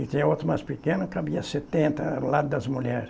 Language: Portuguese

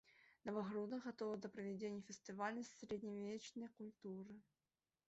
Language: Belarusian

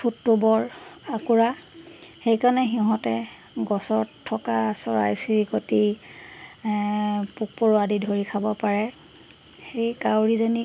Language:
Assamese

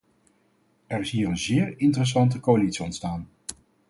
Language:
Dutch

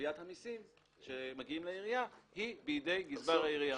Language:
Hebrew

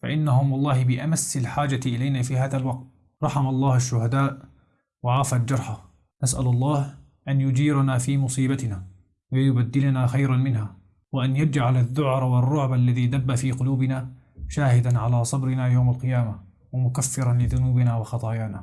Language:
Arabic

